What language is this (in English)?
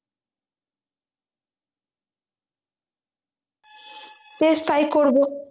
Bangla